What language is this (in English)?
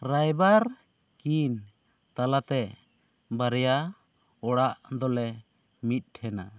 Santali